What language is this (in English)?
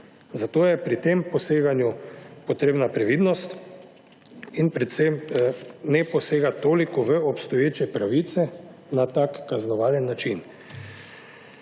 Slovenian